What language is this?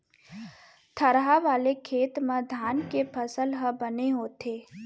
Chhattisgarhi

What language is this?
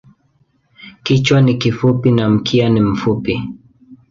Swahili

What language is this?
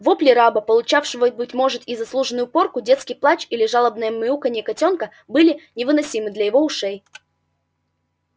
Russian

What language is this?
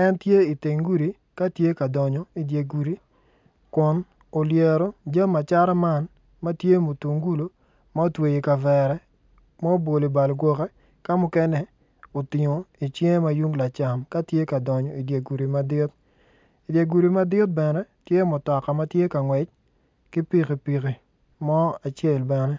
Acoli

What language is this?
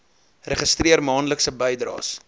Afrikaans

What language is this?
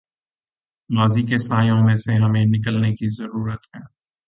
Urdu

